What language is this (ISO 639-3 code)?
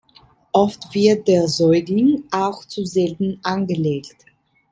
deu